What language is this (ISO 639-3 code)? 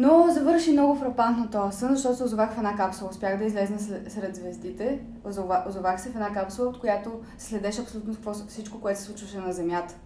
bul